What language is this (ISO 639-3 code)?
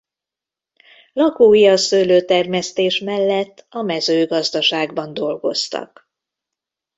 hun